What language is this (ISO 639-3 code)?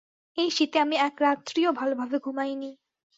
ben